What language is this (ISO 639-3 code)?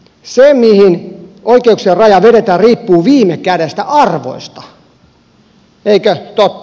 fin